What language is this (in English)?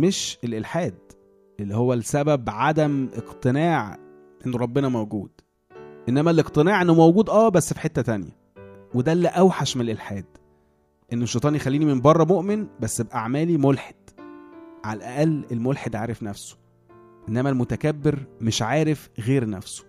Arabic